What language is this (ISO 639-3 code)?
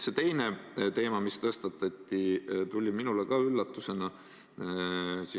est